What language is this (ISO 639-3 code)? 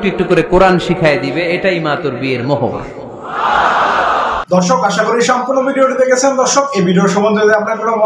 ara